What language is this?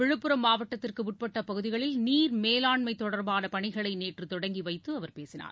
Tamil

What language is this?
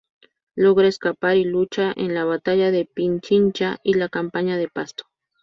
Spanish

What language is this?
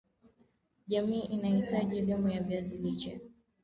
Swahili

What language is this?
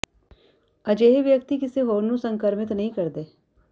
Punjabi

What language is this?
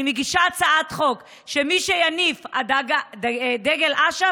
Hebrew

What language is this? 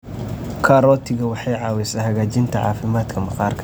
Somali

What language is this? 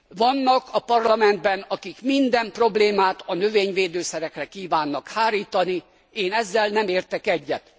Hungarian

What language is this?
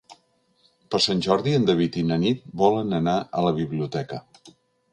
Catalan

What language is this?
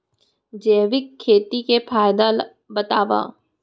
Chhattisgarhi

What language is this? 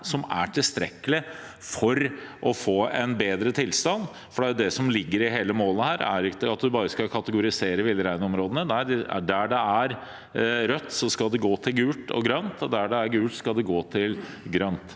Norwegian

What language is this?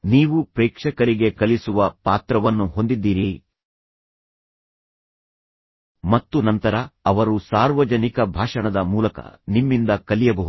Kannada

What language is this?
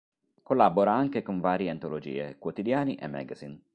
Italian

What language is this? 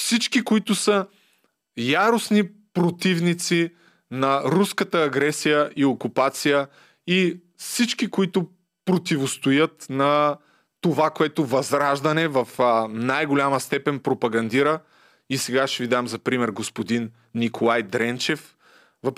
Bulgarian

